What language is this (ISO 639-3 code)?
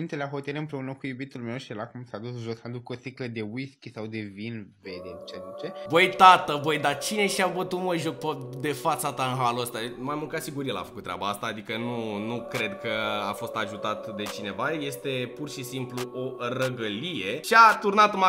ron